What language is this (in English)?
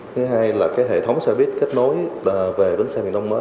Vietnamese